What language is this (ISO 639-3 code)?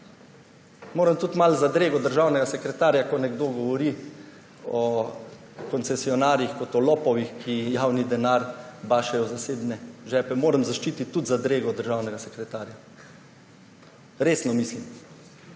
slv